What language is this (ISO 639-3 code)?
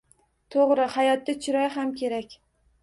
uzb